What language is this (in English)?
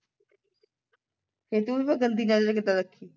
Punjabi